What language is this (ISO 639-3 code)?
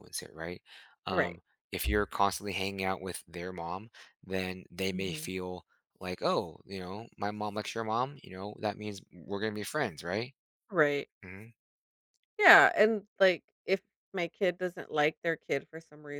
eng